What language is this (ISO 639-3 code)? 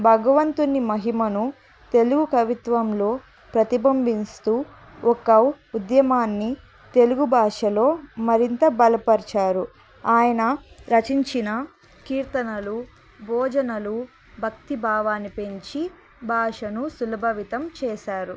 tel